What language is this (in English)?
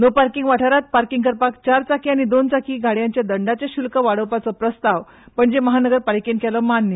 Konkani